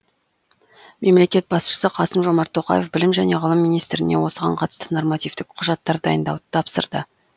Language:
Kazakh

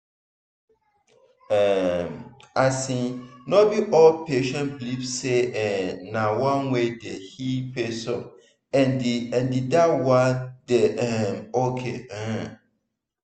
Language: Nigerian Pidgin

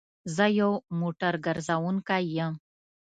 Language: Pashto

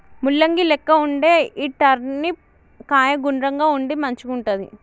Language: Telugu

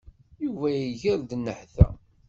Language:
Kabyle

